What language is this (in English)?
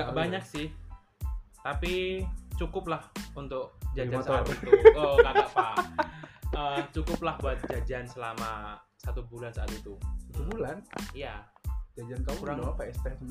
Indonesian